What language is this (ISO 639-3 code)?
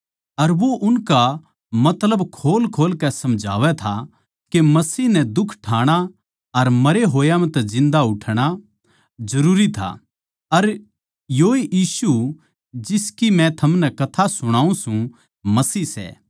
bgc